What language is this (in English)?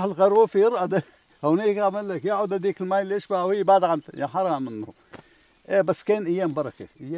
Arabic